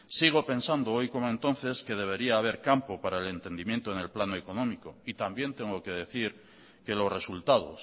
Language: Spanish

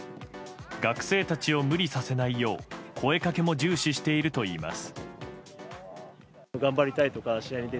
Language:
Japanese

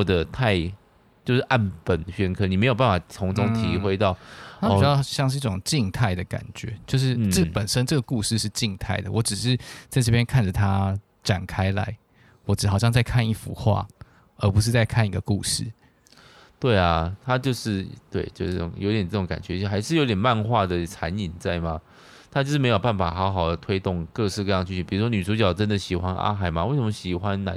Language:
Chinese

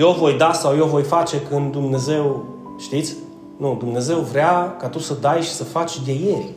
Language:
Romanian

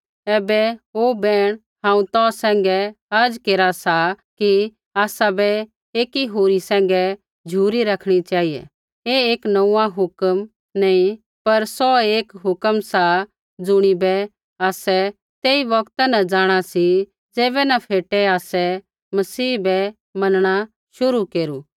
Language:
Kullu Pahari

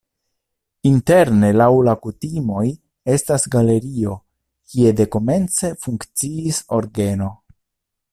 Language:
Esperanto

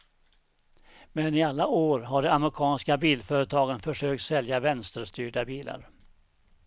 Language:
Swedish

